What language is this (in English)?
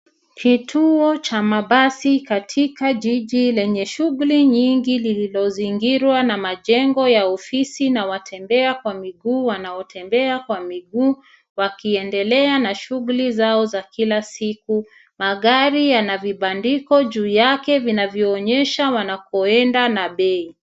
Swahili